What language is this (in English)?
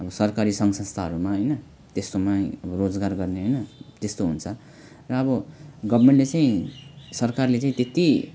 Nepali